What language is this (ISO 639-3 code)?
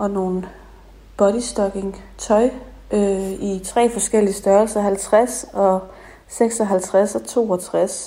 dan